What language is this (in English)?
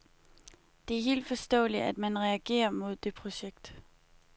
Danish